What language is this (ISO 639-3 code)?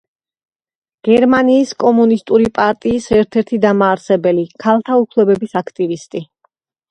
kat